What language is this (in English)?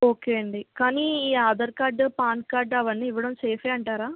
Telugu